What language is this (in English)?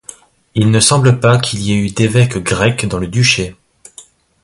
French